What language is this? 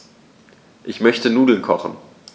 German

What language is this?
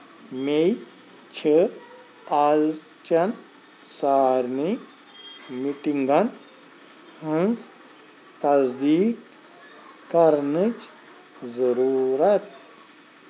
Kashmiri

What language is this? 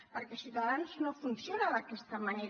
Catalan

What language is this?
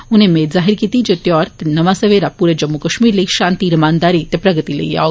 Dogri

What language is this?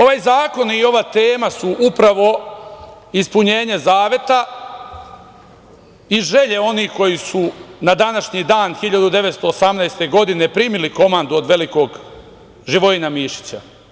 Serbian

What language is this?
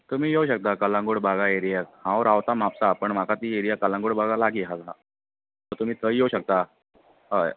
Konkani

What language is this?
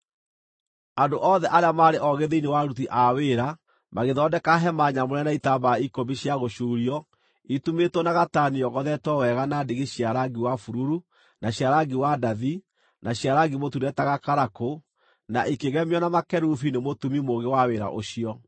Kikuyu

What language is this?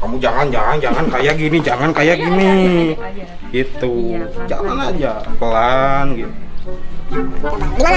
Indonesian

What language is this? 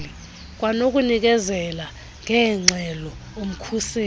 Xhosa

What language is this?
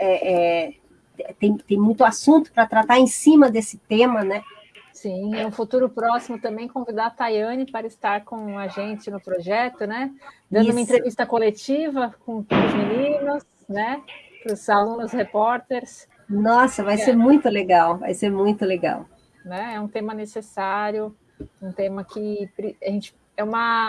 Portuguese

